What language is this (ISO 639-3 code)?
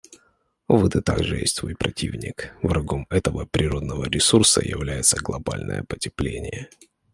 rus